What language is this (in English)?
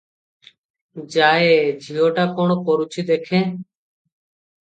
Odia